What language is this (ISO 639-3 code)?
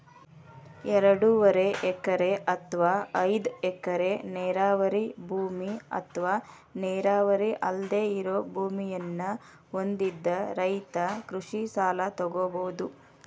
kan